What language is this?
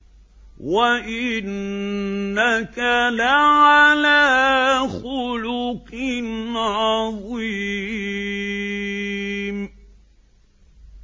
Arabic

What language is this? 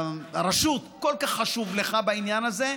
Hebrew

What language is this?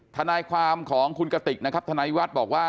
Thai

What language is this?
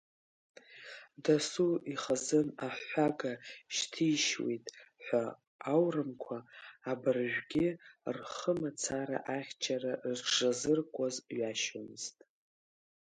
Abkhazian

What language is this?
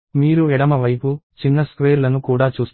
Telugu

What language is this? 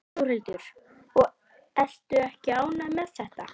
Icelandic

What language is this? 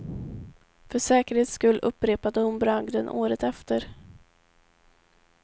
Swedish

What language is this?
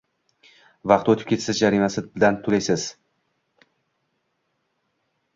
Uzbek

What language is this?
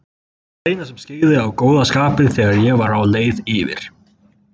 Icelandic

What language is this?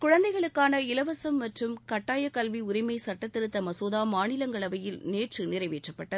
Tamil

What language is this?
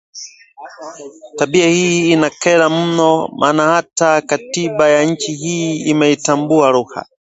Swahili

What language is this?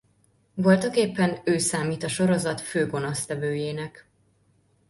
Hungarian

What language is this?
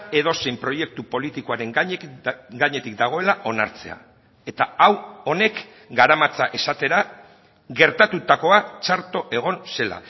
Basque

